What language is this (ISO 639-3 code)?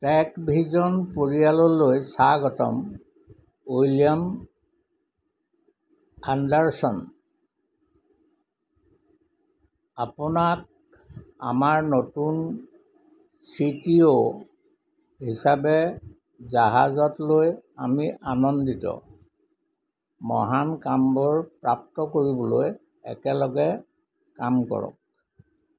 asm